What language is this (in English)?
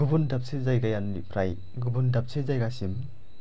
Bodo